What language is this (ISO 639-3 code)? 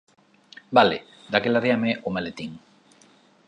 glg